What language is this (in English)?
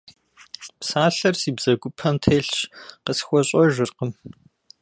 Kabardian